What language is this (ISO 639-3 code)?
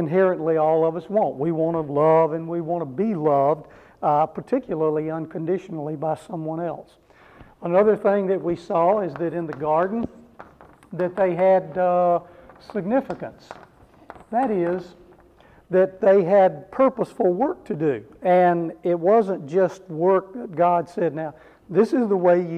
eng